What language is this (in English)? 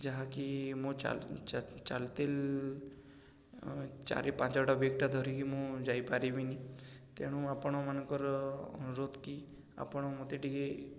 Odia